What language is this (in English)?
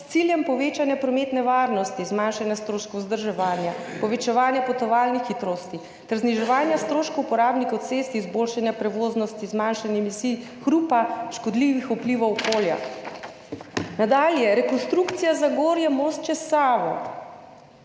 Slovenian